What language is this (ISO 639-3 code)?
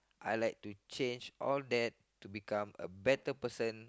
eng